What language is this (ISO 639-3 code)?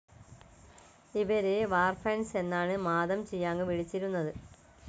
mal